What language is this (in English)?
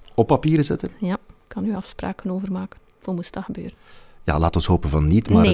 Dutch